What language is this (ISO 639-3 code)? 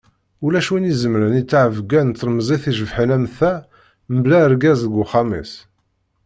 kab